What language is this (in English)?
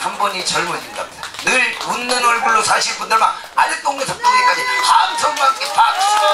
Korean